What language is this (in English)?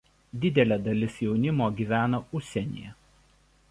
Lithuanian